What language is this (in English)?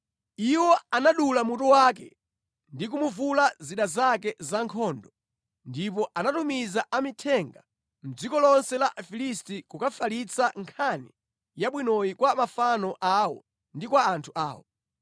Nyanja